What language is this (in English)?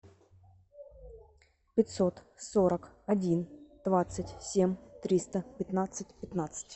Russian